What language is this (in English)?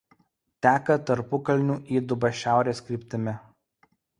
Lithuanian